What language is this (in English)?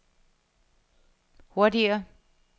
Danish